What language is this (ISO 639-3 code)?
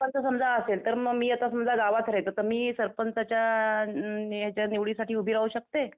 mar